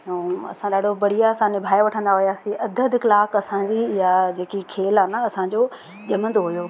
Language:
Sindhi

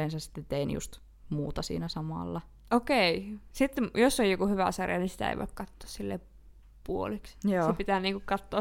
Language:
Finnish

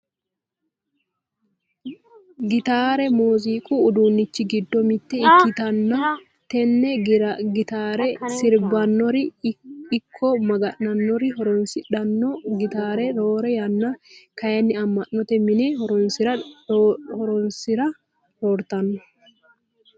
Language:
Sidamo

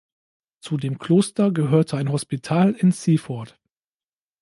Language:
German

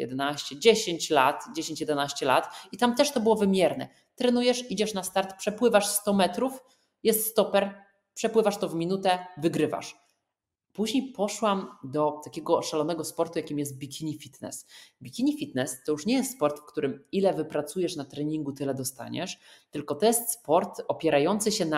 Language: Polish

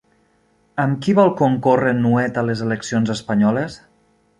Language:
Catalan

